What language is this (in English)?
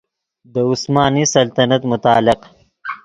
Yidgha